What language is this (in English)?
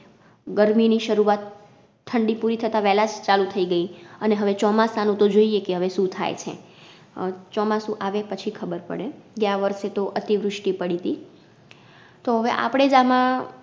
Gujarati